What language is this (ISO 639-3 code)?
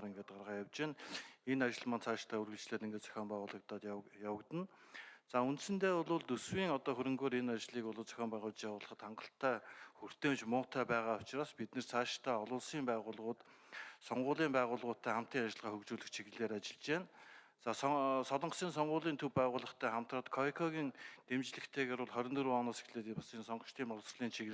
tur